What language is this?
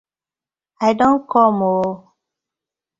Nigerian Pidgin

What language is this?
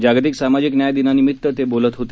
Marathi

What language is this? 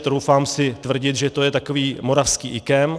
Czech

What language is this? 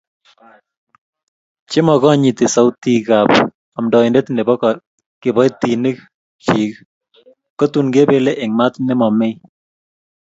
Kalenjin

